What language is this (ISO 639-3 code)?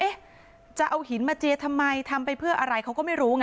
tha